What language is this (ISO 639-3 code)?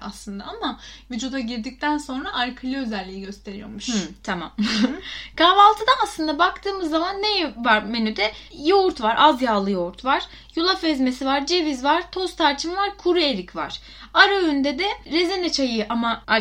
tur